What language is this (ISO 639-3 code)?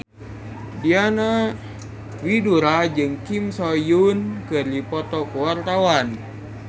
sun